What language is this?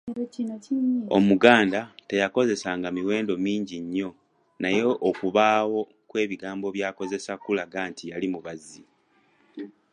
Ganda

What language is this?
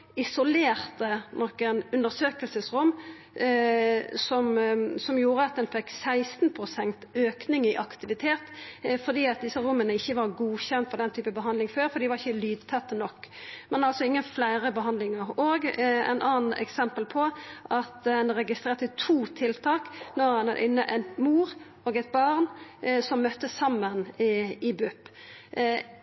Norwegian Nynorsk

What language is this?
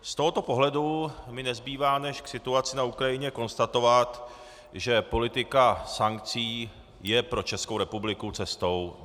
Czech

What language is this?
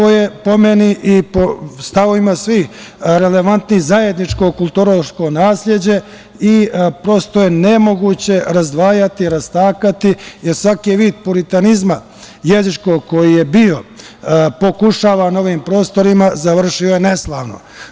Serbian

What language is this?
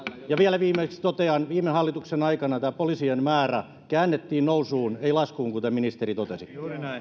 Finnish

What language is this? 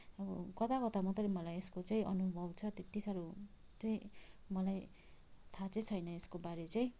Nepali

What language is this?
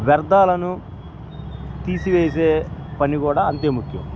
Telugu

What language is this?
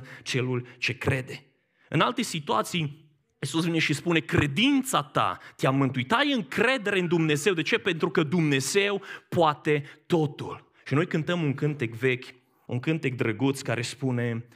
Romanian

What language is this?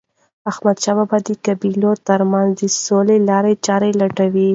Pashto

